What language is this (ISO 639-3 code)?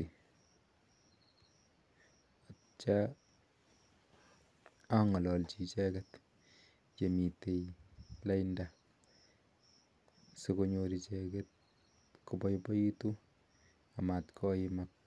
kln